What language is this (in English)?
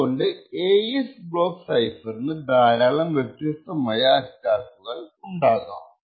Malayalam